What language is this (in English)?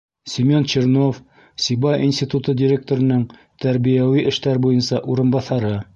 Bashkir